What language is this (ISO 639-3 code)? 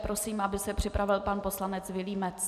ces